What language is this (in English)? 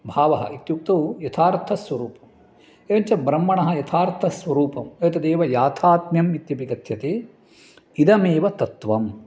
Sanskrit